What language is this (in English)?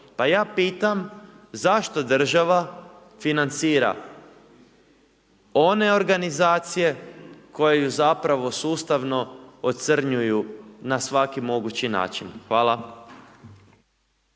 Croatian